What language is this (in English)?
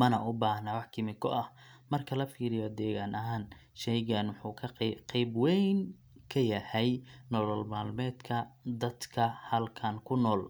Somali